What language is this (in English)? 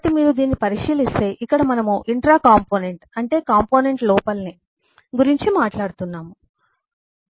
Telugu